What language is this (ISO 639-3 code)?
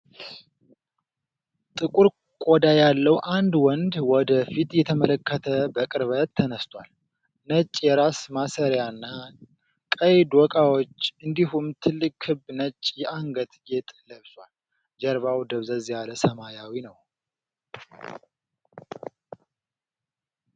amh